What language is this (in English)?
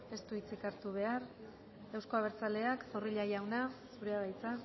Basque